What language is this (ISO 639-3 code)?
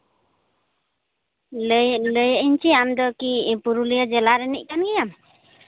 sat